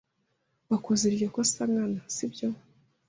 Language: Kinyarwanda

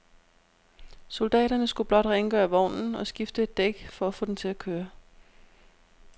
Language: Danish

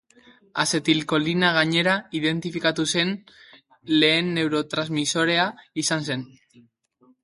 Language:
Basque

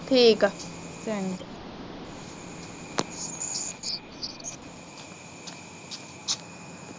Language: Punjabi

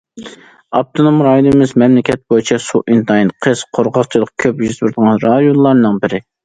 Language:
Uyghur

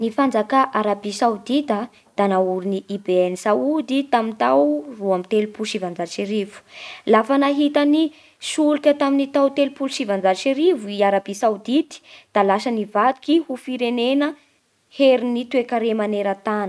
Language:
Bara Malagasy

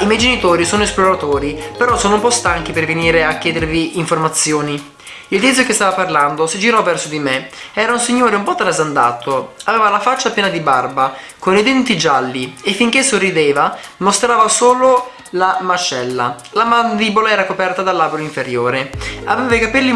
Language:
Italian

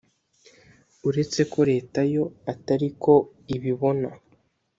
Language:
Kinyarwanda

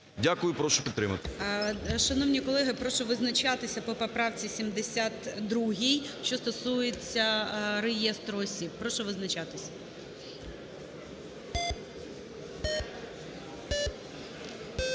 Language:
Ukrainian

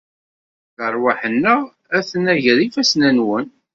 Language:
Kabyle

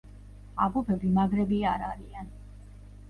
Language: Georgian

